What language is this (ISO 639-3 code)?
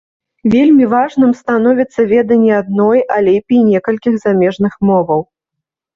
bel